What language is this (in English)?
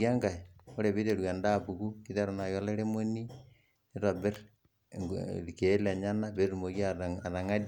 Masai